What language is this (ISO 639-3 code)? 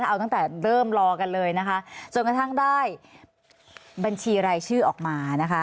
tha